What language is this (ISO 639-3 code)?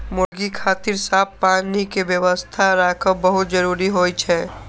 mai